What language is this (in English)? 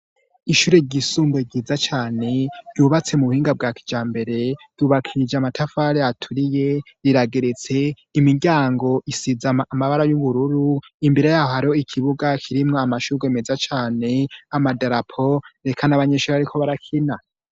Rundi